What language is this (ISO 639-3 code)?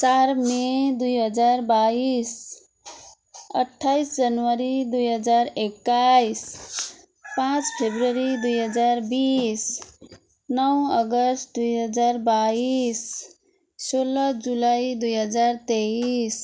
nep